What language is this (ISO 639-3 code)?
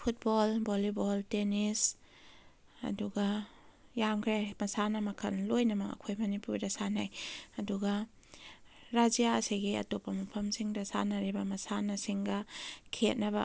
mni